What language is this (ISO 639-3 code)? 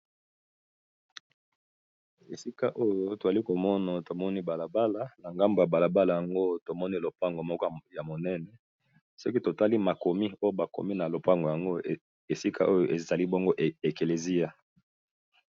lin